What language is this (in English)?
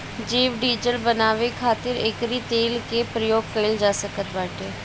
Bhojpuri